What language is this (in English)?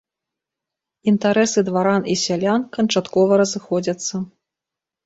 Belarusian